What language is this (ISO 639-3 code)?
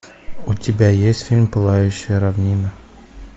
rus